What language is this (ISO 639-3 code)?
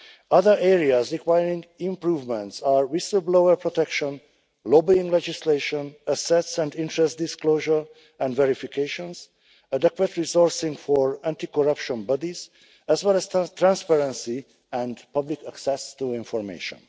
eng